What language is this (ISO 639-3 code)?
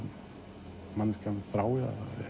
isl